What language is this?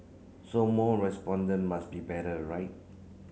English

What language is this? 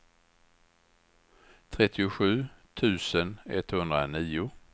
Swedish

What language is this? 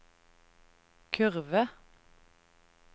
Norwegian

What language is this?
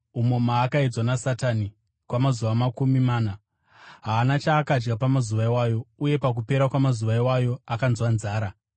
Shona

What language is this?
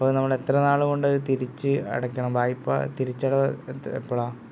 Malayalam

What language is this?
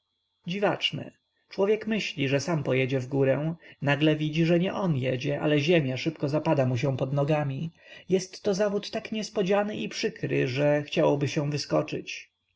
Polish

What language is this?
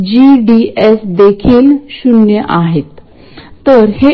Marathi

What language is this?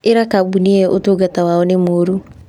Kikuyu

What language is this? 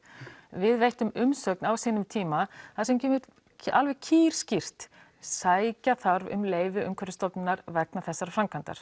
Icelandic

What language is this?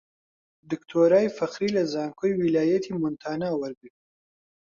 Central Kurdish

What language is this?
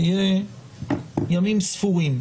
Hebrew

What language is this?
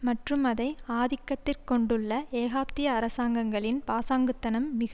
Tamil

